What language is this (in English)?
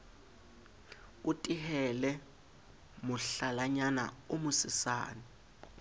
Southern Sotho